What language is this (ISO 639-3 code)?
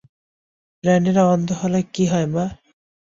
ben